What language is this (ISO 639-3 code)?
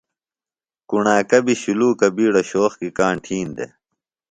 phl